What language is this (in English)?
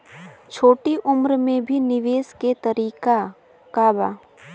Bhojpuri